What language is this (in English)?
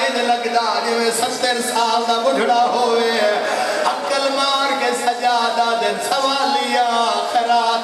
Arabic